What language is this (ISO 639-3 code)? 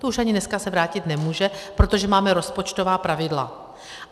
ces